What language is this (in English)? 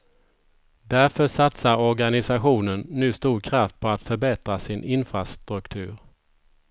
Swedish